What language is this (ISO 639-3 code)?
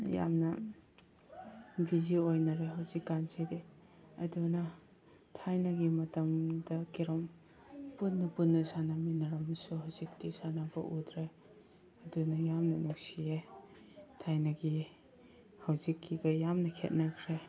mni